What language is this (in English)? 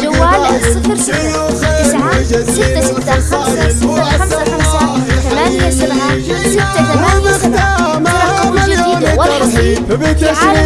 Arabic